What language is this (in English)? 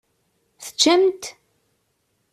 Kabyle